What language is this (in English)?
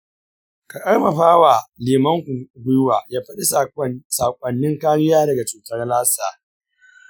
Hausa